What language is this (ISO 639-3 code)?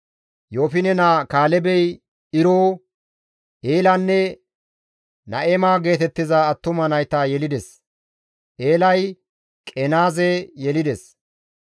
gmv